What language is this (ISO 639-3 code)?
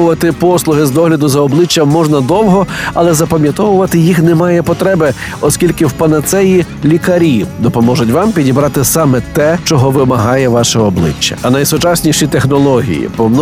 ukr